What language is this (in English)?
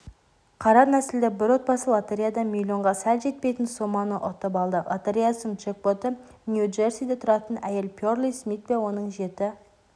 Kazakh